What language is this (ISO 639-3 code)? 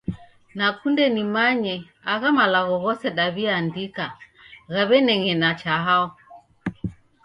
dav